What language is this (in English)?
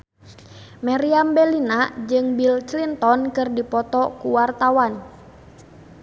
Sundanese